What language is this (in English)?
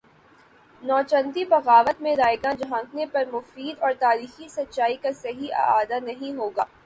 Urdu